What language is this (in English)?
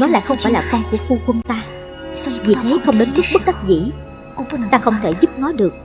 Vietnamese